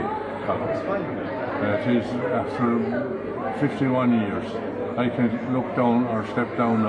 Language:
English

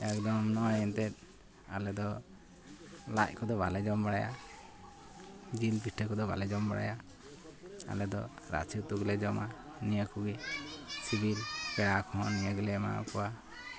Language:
Santali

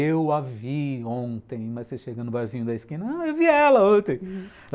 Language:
Portuguese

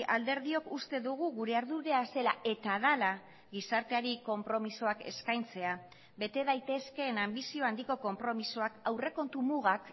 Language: Basque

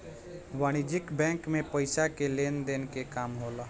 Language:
Bhojpuri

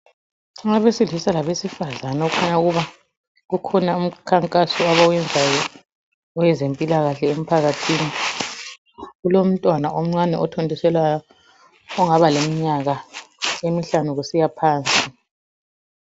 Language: North Ndebele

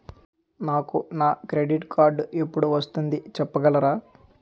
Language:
Telugu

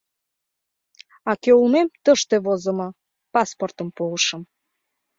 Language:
Mari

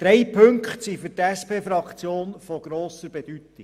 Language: Swiss German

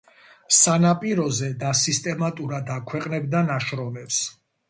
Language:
Georgian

